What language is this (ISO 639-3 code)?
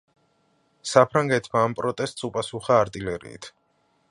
kat